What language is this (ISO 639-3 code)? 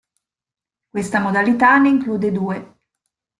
ita